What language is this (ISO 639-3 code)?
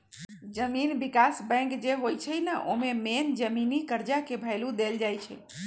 mag